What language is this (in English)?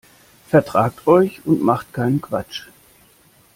German